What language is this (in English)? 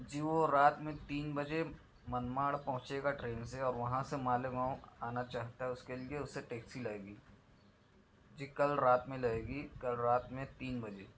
Urdu